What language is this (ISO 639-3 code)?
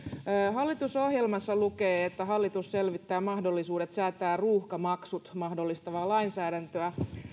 fin